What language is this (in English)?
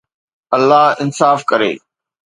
Sindhi